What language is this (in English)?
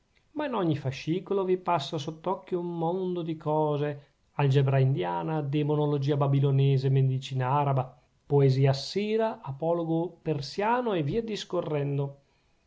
Italian